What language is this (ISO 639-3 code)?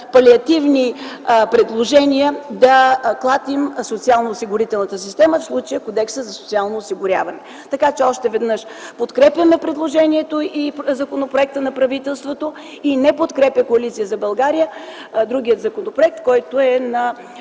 bul